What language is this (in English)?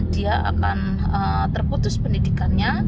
Indonesian